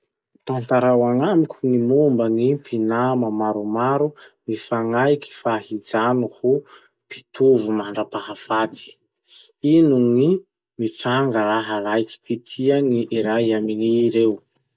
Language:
Masikoro Malagasy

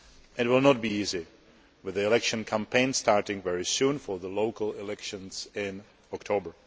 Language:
English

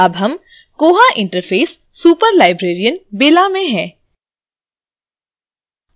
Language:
Hindi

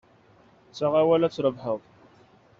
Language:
Kabyle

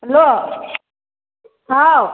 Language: Manipuri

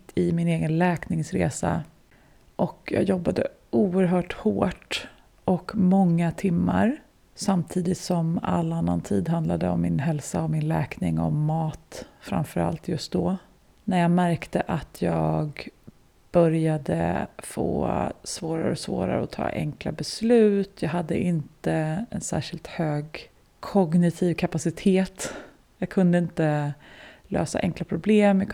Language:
Swedish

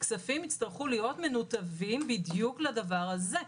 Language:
Hebrew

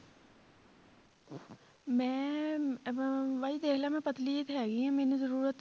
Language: Punjabi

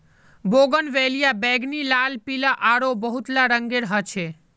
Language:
Magahi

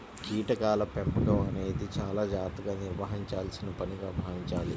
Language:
Telugu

